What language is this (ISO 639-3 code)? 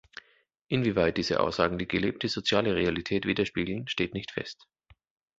deu